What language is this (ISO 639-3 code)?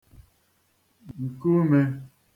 ibo